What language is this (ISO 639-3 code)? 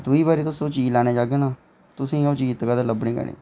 doi